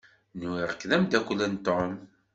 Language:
Kabyle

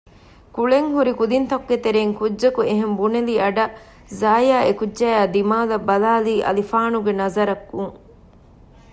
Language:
Divehi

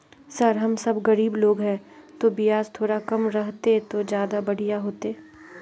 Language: Magahi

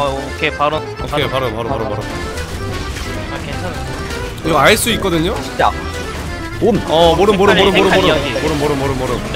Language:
Korean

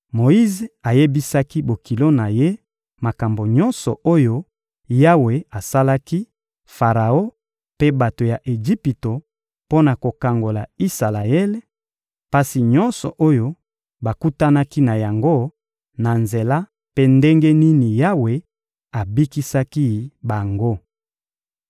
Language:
Lingala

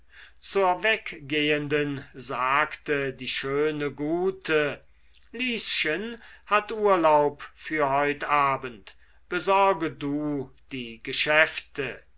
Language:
German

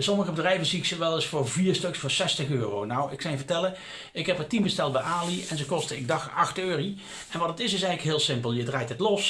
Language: Dutch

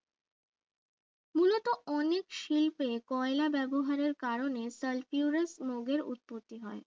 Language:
Bangla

